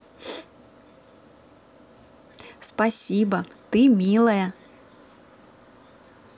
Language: Russian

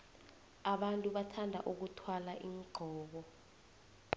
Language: South Ndebele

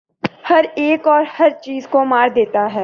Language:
Urdu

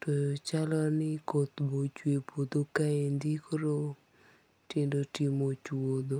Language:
Luo (Kenya and Tanzania)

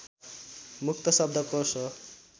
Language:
Nepali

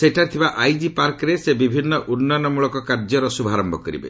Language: Odia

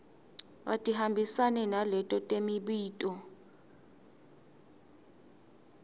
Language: Swati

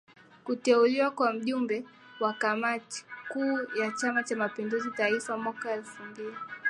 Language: Swahili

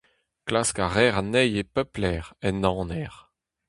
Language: Breton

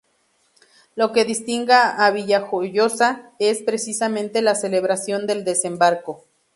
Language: Spanish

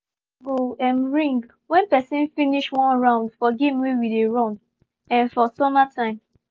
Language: Nigerian Pidgin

